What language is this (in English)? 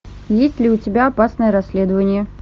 Russian